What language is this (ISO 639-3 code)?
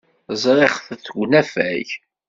kab